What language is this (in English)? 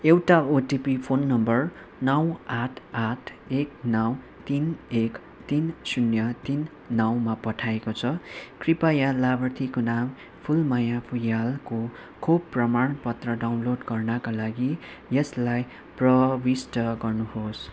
Nepali